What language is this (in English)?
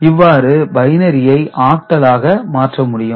Tamil